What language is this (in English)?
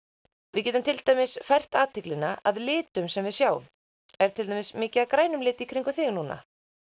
Icelandic